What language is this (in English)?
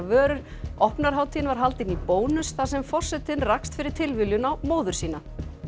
Icelandic